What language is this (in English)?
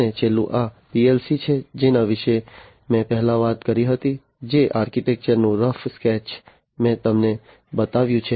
Gujarati